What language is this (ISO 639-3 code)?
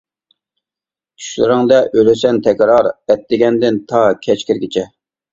uig